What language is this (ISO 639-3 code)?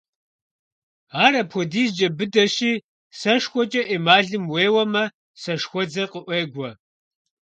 kbd